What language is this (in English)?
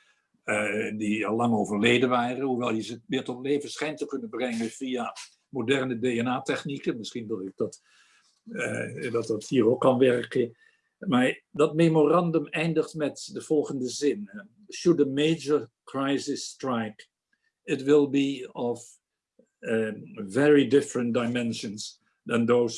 Dutch